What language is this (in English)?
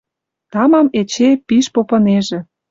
Western Mari